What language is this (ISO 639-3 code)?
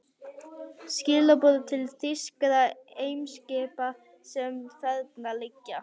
isl